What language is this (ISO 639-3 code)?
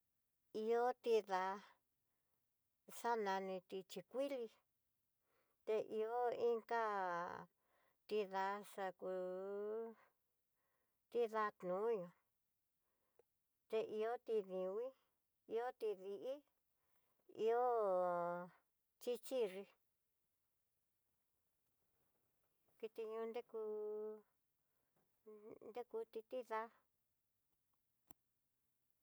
mtx